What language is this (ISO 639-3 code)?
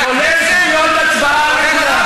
heb